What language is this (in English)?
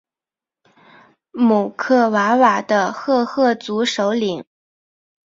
Chinese